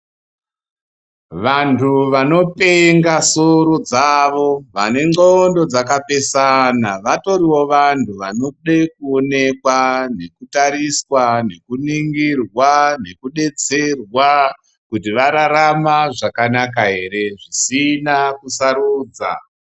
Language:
Ndau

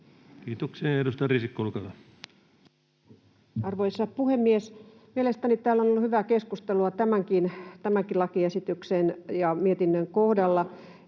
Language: Finnish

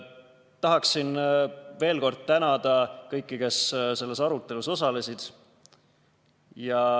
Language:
Estonian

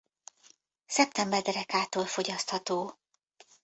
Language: Hungarian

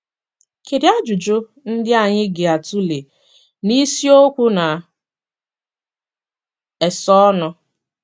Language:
Igbo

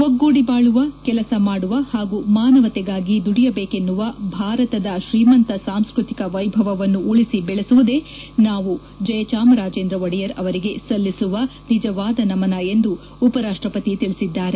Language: Kannada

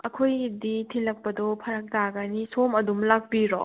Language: Manipuri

